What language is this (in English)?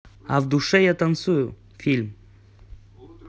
Russian